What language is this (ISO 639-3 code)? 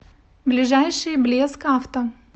rus